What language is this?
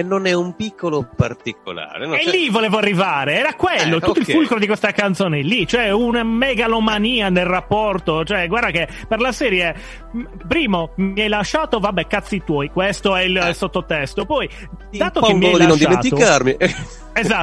Italian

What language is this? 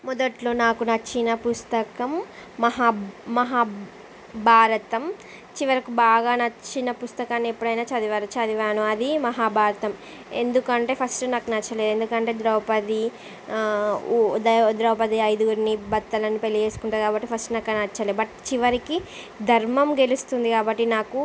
Telugu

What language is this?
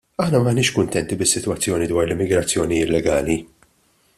Maltese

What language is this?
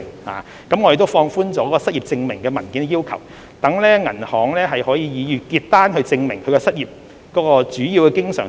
Cantonese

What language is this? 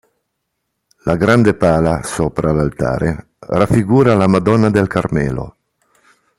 Italian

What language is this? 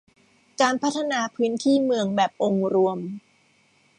Thai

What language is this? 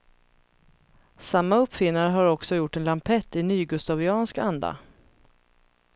Swedish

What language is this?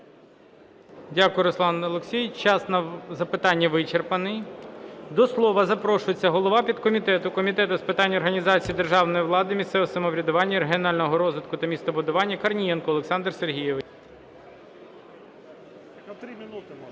Ukrainian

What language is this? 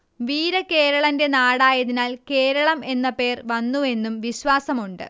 Malayalam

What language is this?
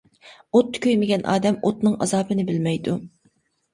Uyghur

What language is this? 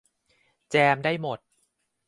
Thai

